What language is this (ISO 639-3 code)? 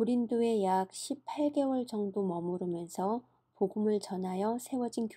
kor